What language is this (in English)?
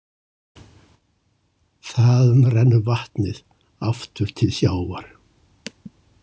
Icelandic